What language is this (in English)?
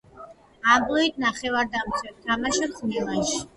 Georgian